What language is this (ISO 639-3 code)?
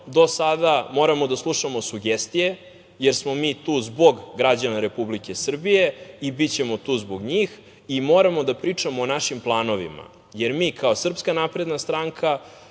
srp